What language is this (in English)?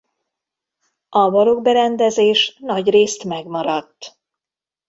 Hungarian